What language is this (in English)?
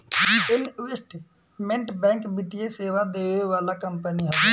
Bhojpuri